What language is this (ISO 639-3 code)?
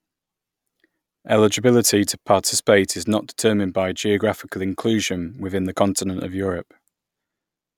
eng